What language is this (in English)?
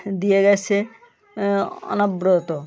Bangla